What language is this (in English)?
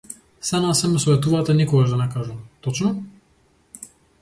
Macedonian